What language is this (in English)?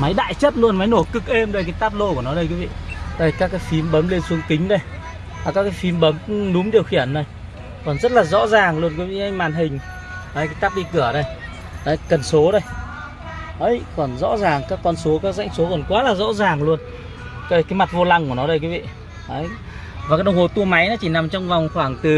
Vietnamese